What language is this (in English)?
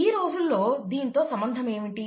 Telugu